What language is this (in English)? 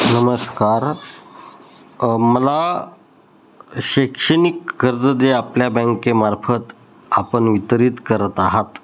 Marathi